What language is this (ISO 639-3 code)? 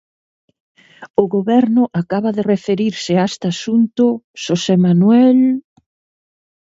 glg